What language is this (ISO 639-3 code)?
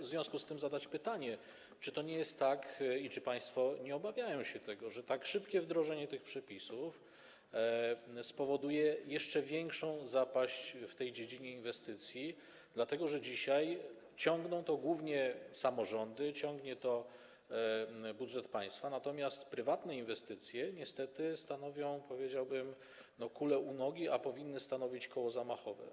pol